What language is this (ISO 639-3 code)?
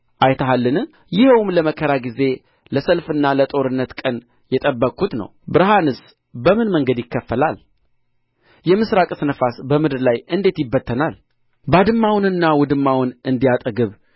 amh